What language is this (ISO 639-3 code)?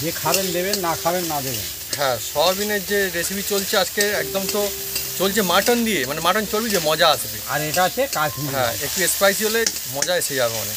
ben